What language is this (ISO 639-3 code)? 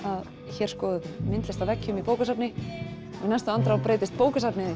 isl